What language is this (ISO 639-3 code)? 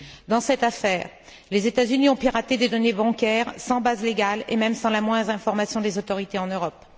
fra